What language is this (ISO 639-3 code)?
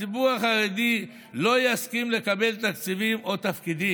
heb